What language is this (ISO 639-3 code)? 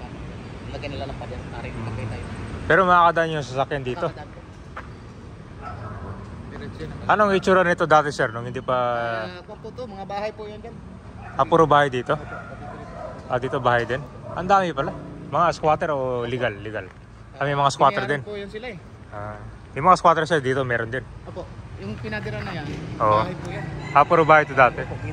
fil